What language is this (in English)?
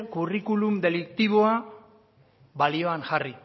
Basque